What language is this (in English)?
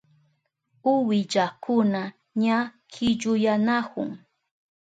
Southern Pastaza Quechua